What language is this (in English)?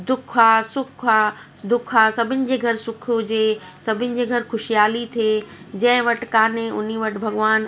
Sindhi